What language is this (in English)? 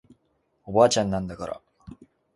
Japanese